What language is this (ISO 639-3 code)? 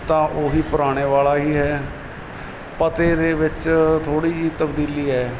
pan